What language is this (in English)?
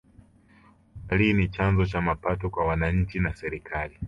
Swahili